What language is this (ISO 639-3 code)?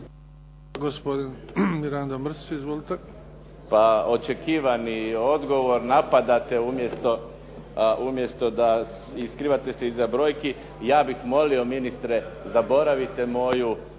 hrv